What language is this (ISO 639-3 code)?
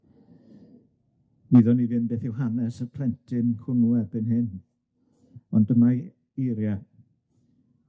cym